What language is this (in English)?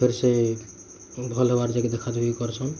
Odia